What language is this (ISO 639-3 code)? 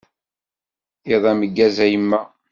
kab